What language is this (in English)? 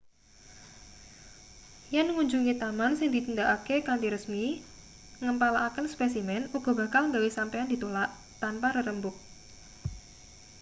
Javanese